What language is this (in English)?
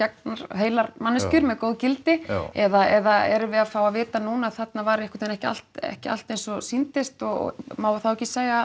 Icelandic